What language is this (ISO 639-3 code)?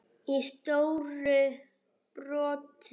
isl